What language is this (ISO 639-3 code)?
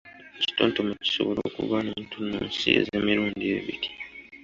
lug